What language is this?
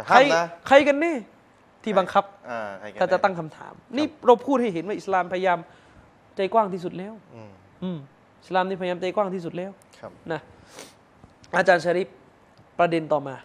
Thai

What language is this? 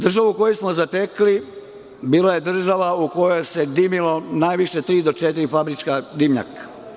Serbian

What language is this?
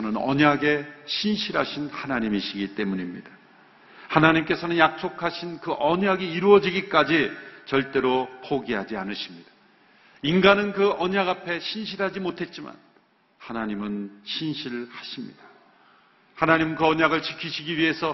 Korean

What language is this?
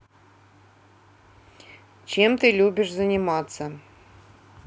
Russian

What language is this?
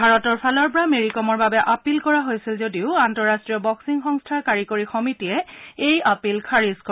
Assamese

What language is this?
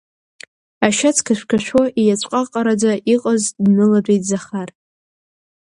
Abkhazian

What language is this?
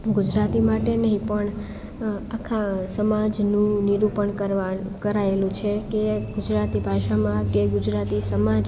Gujarati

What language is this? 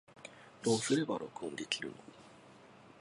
Japanese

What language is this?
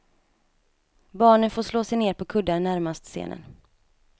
Swedish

